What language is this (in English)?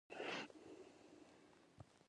Pashto